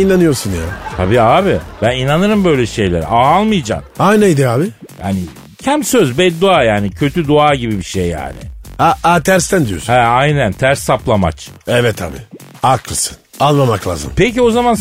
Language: Turkish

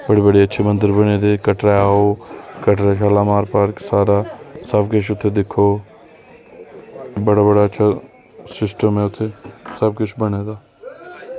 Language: Dogri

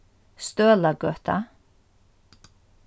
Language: Faroese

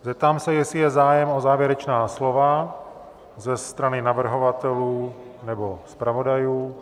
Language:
Czech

